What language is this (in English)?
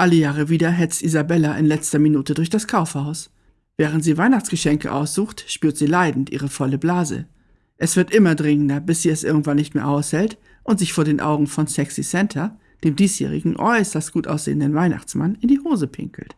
German